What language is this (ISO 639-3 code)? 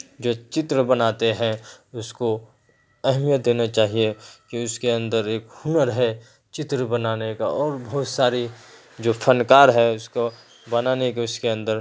urd